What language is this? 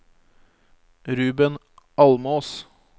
Norwegian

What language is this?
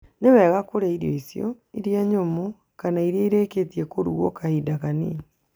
Kikuyu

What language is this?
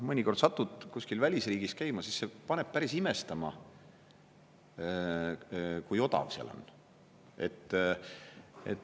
Estonian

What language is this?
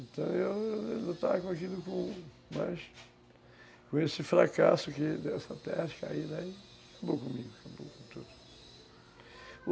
Portuguese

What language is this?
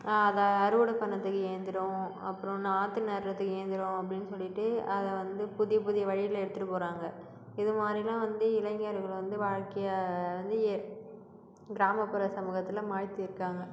Tamil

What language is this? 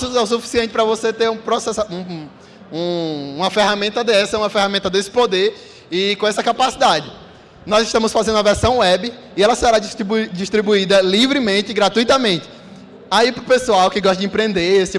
Portuguese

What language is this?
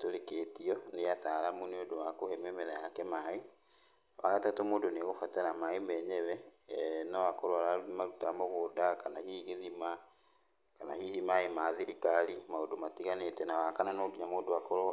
Kikuyu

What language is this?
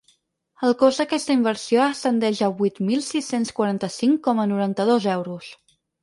Catalan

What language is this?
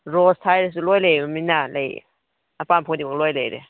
Manipuri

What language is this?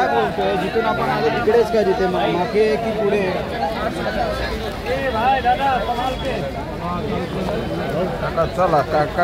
Indonesian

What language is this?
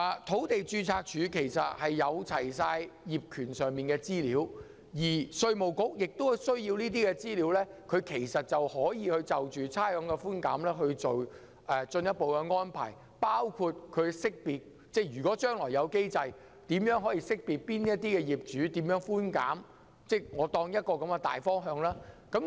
Cantonese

